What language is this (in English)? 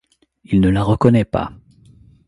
French